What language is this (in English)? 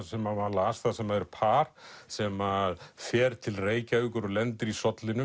Icelandic